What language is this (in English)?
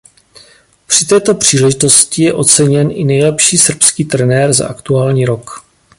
Czech